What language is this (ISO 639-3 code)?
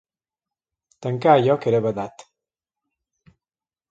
cat